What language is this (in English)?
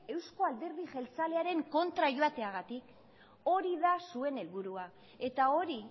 Basque